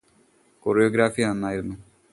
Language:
Malayalam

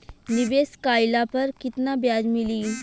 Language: Bhojpuri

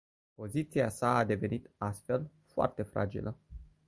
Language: Romanian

